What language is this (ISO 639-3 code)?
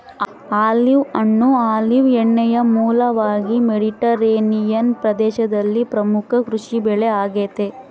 kan